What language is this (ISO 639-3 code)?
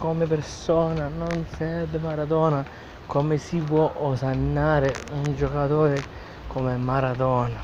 ita